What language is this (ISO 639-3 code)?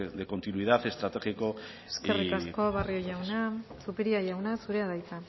eus